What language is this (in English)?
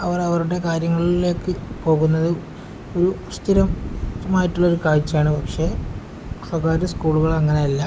Malayalam